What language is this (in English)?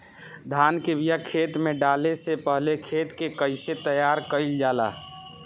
Bhojpuri